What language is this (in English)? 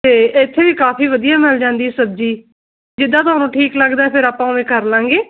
Punjabi